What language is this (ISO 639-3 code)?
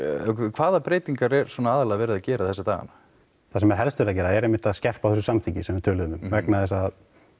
isl